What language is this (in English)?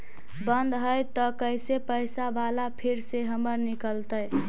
Magahi